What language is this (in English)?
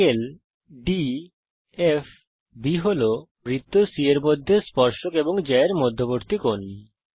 Bangla